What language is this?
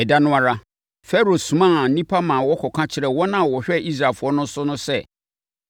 Akan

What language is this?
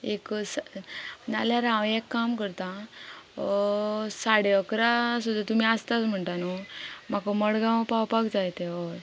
Konkani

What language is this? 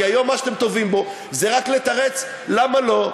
Hebrew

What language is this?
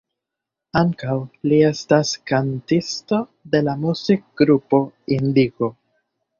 Esperanto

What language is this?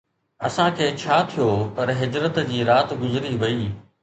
Sindhi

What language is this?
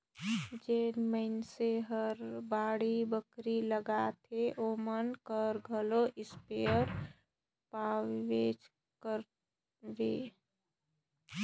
Chhattisgarhi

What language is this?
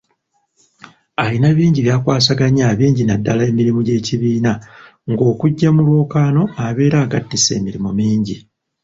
Ganda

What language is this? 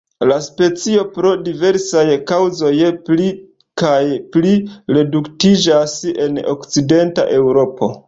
Esperanto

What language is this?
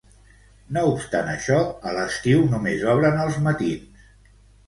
Catalan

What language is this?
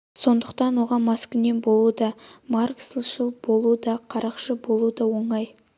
Kazakh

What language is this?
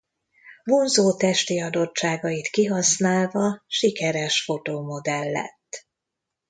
Hungarian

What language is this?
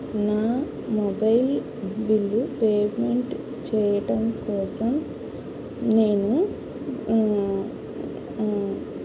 Telugu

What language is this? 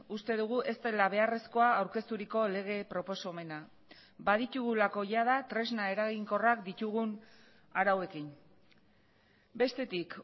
Basque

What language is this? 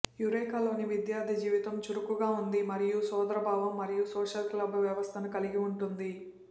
Telugu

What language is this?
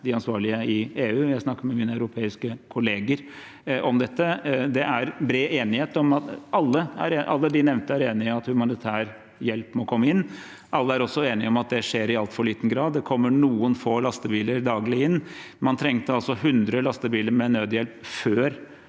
Norwegian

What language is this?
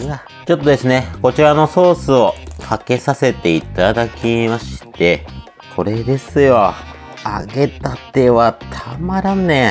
Japanese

